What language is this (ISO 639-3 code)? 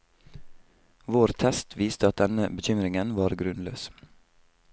nor